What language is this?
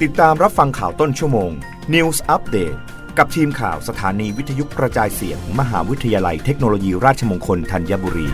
Thai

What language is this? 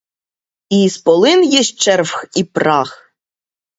Ukrainian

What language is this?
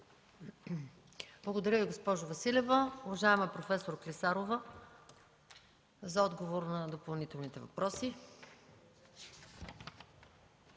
Bulgarian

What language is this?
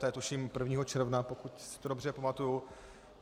Czech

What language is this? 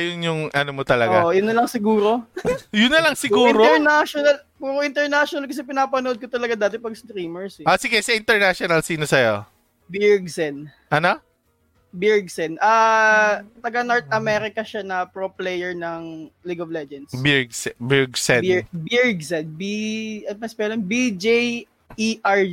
Filipino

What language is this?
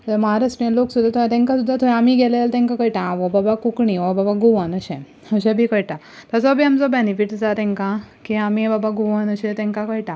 Konkani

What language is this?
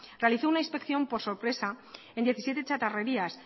Spanish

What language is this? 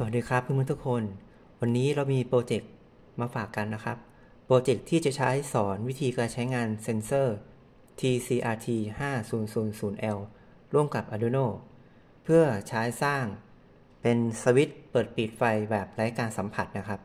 Thai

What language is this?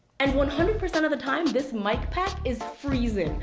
English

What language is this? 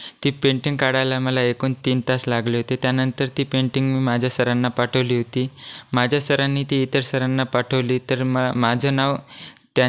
Marathi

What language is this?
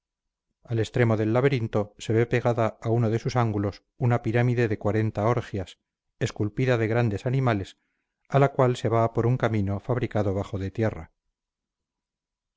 Spanish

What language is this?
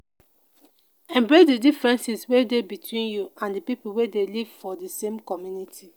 Nigerian Pidgin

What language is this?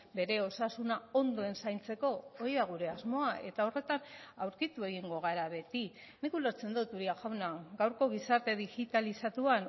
Basque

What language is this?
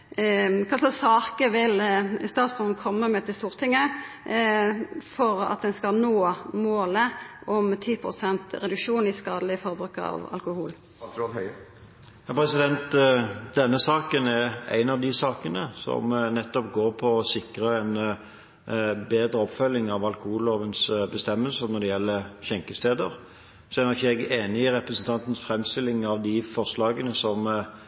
Norwegian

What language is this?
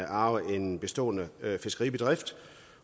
Danish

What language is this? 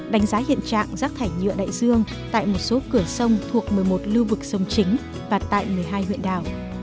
Vietnamese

